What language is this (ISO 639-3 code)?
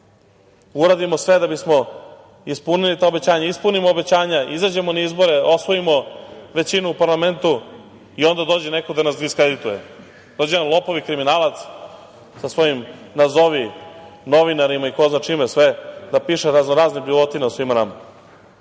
srp